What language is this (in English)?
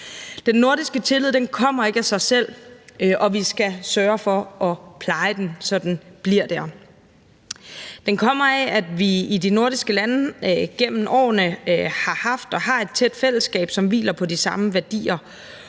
Danish